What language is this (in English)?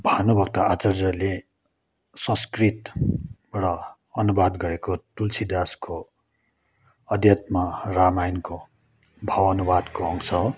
Nepali